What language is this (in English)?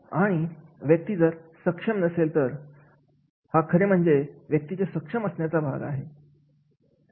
Marathi